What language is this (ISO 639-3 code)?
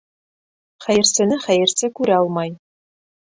bak